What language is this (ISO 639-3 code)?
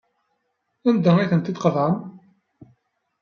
kab